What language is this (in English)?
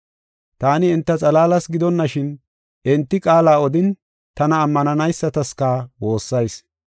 Gofa